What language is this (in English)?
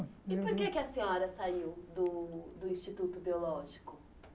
Portuguese